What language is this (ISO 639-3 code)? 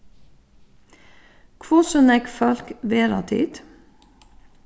fao